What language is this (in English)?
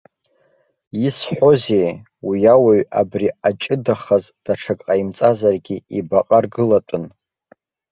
Abkhazian